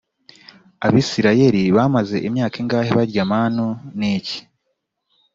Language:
Kinyarwanda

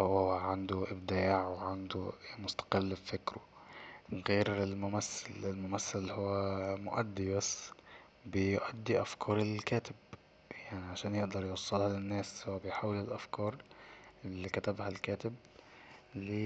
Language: Egyptian Arabic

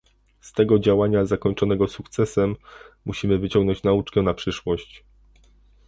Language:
Polish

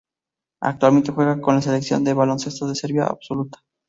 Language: Spanish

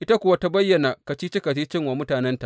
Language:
Hausa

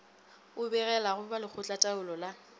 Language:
Northern Sotho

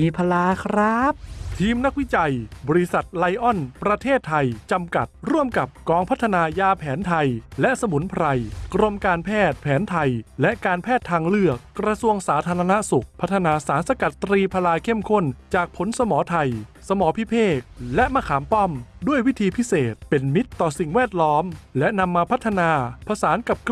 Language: Thai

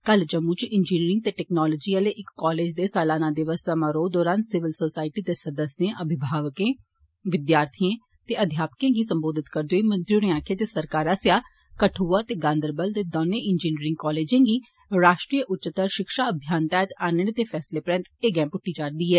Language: Dogri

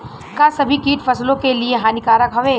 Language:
Bhojpuri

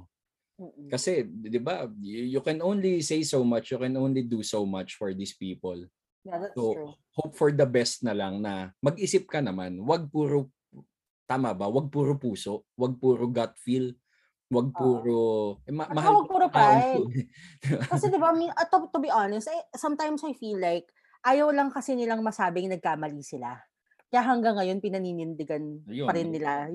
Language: Filipino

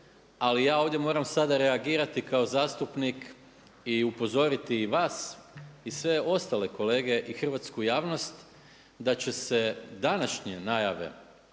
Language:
Croatian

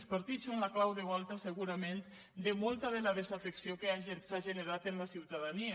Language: Catalan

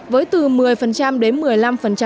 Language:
Vietnamese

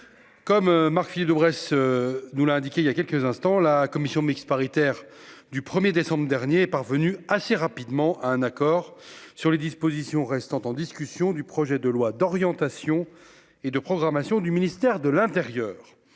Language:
French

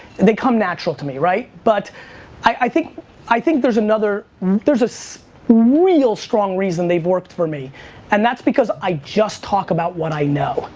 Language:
English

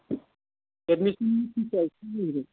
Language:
Bodo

